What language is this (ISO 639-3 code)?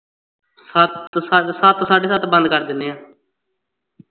pan